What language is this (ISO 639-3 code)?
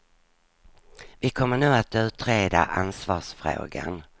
swe